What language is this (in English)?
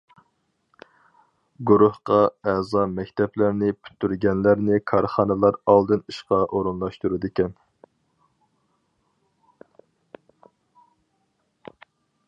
Uyghur